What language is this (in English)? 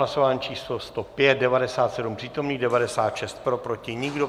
Czech